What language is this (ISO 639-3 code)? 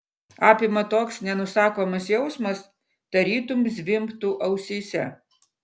lit